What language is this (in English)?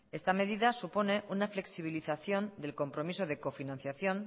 Spanish